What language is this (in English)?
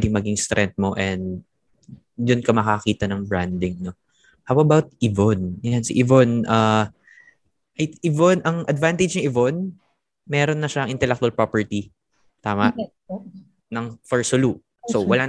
Filipino